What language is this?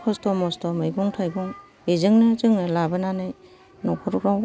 Bodo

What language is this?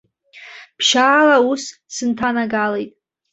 Abkhazian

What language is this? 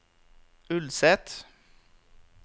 Norwegian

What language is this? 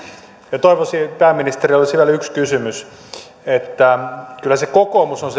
Finnish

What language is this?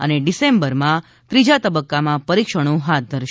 Gujarati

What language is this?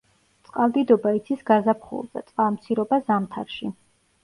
Georgian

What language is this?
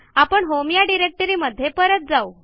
Marathi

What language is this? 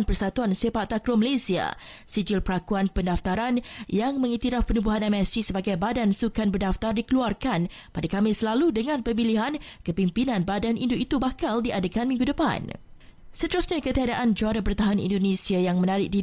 Malay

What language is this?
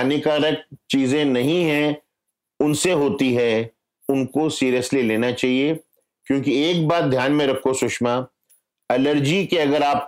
Hindi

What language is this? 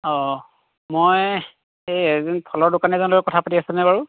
Assamese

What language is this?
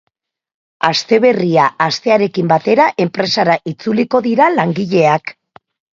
Basque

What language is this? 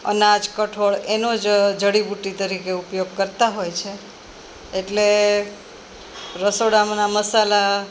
Gujarati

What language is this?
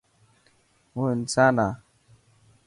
Dhatki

